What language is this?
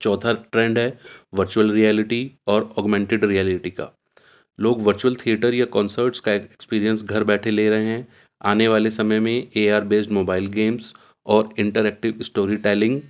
Urdu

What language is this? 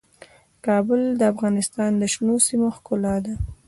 Pashto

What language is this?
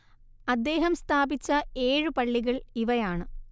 Malayalam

